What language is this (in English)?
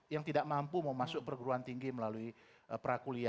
Indonesian